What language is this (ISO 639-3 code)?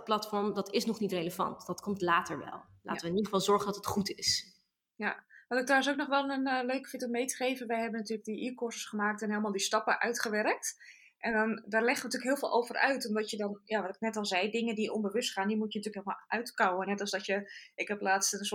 nld